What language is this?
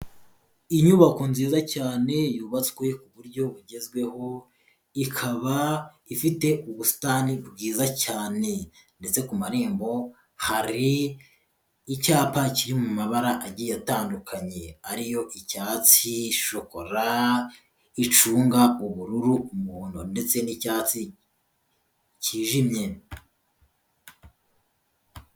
Kinyarwanda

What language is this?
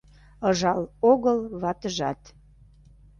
Mari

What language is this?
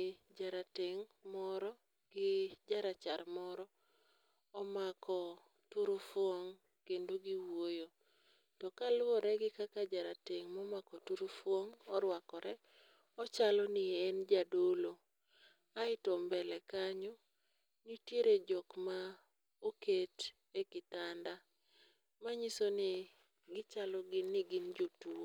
Luo (Kenya and Tanzania)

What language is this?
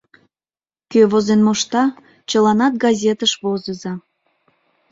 Mari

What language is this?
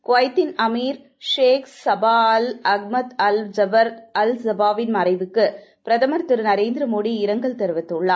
Tamil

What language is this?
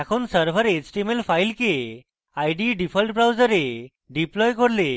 Bangla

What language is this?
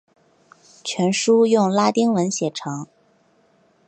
Chinese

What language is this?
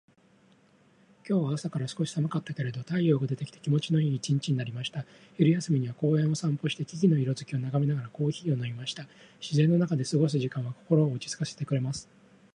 Japanese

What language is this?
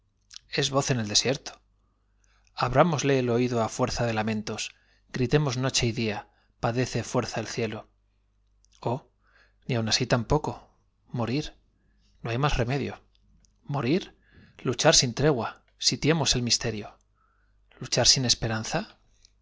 Spanish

